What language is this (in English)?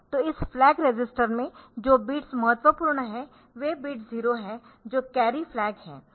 Hindi